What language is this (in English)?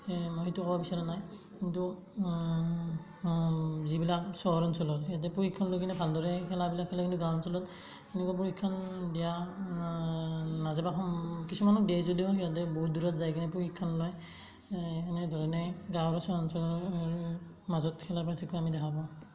Assamese